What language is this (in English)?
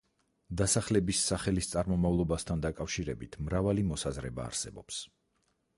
Georgian